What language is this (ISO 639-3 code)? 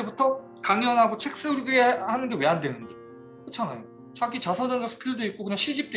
kor